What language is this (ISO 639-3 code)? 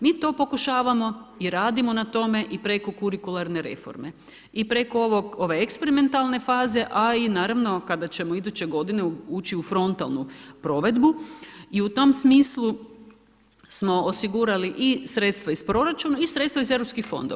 hrv